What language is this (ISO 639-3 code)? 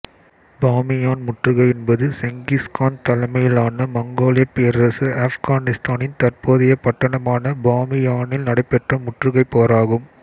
tam